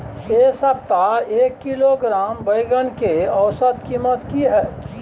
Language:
Maithili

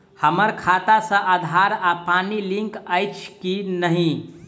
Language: Maithili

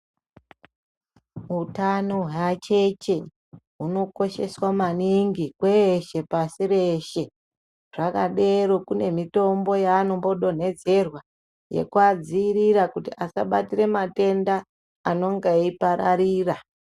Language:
Ndau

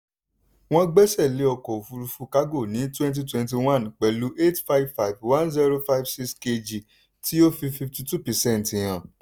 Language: Yoruba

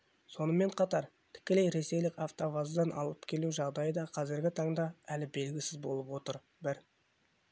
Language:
Kazakh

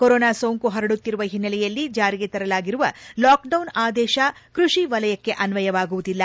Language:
Kannada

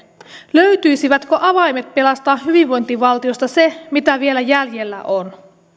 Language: Finnish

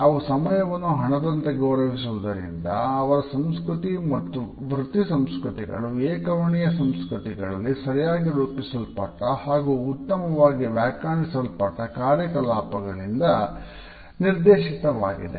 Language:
Kannada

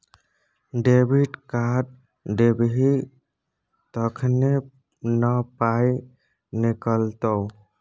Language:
Maithili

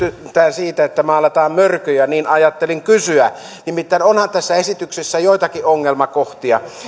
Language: Finnish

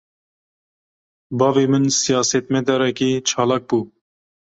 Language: Kurdish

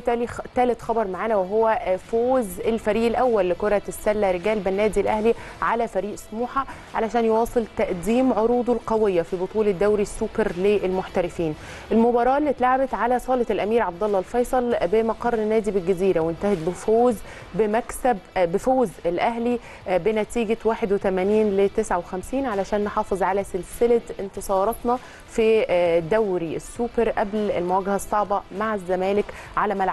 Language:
Arabic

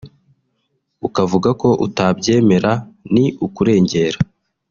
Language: Kinyarwanda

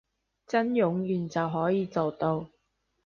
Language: Cantonese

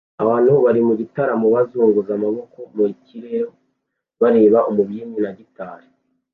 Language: Kinyarwanda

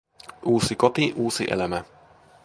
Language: Finnish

